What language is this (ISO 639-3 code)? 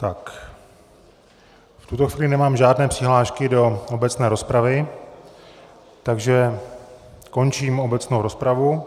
ces